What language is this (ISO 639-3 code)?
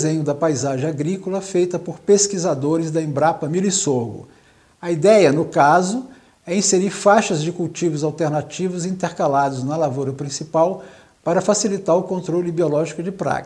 por